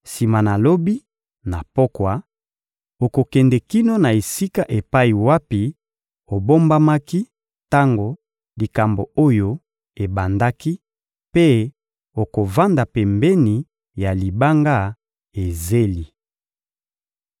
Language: Lingala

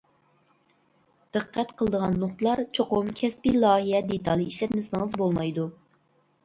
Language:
Uyghur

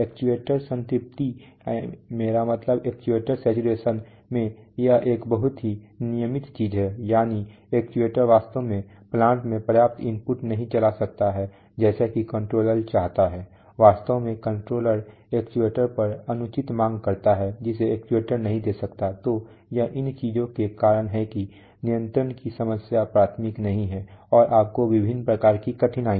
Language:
Hindi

